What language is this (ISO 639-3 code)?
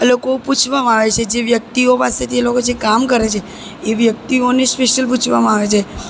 guj